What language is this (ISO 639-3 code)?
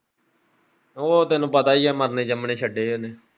pan